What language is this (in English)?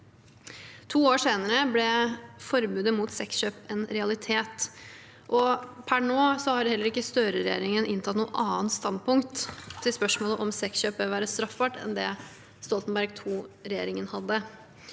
Norwegian